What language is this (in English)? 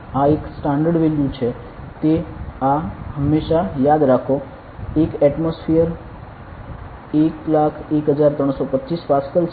Gujarati